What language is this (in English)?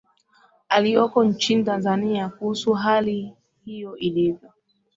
Swahili